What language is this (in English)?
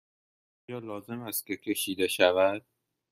Persian